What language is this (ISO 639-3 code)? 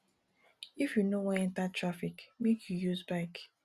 pcm